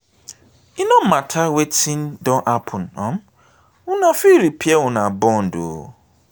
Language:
Nigerian Pidgin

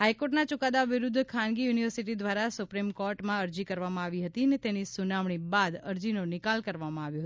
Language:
Gujarati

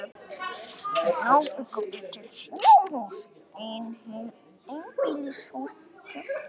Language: Icelandic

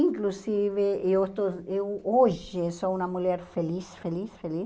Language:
Portuguese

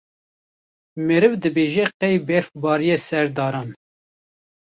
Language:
Kurdish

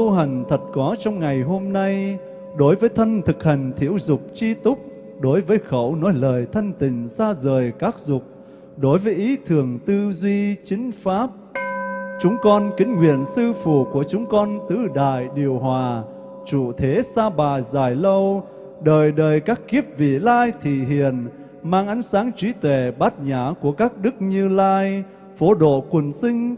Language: Vietnamese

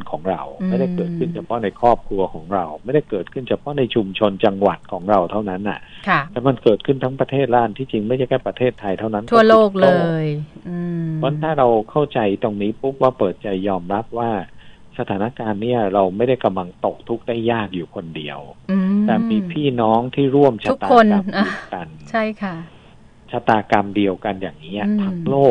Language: Thai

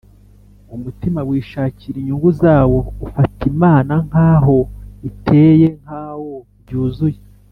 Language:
Kinyarwanda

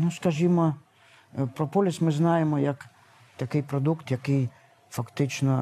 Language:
Ukrainian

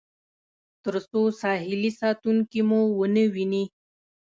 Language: Pashto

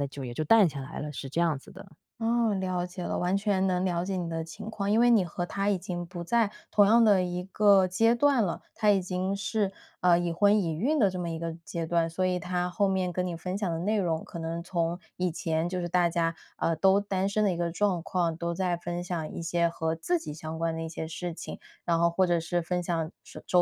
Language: Chinese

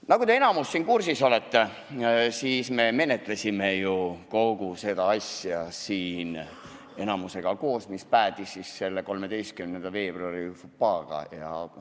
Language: Estonian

